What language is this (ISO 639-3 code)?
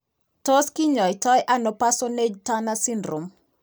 kln